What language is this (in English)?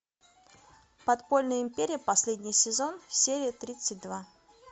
Russian